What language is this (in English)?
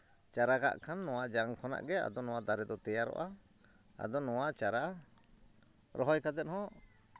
Santali